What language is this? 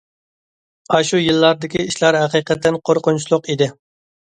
Uyghur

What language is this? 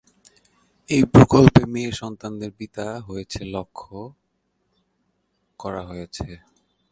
Bangla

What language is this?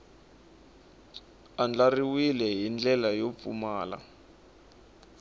Tsonga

